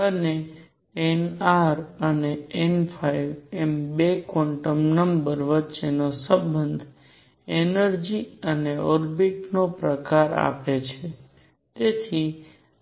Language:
Gujarati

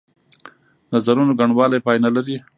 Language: Pashto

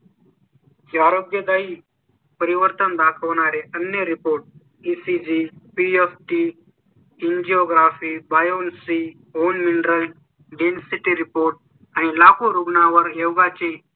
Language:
Marathi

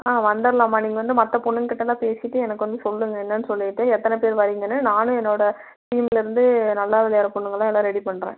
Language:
Tamil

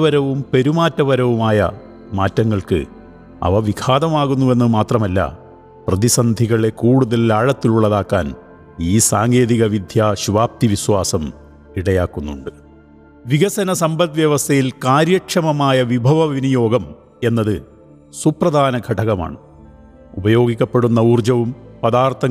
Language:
Malayalam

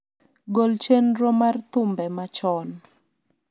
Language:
Luo (Kenya and Tanzania)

